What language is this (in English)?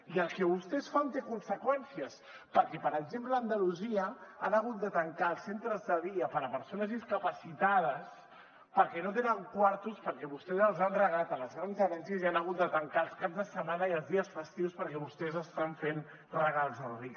Catalan